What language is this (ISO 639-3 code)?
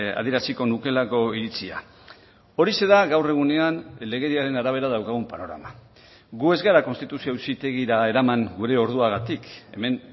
eus